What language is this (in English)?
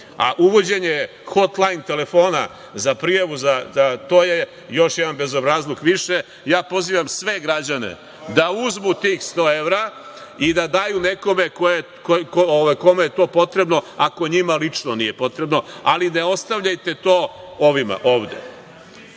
Serbian